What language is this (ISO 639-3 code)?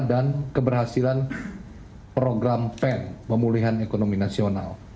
ind